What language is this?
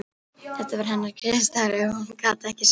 Icelandic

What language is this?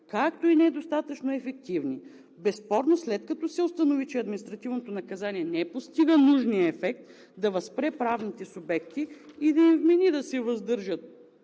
Bulgarian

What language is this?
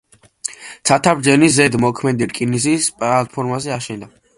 Georgian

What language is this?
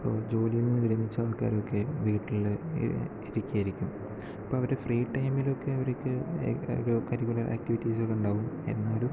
Malayalam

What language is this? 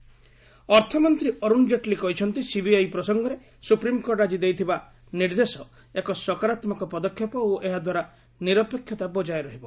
Odia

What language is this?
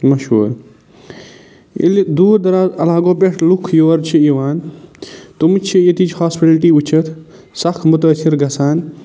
Kashmiri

